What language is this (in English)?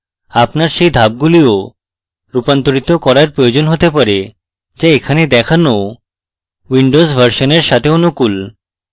Bangla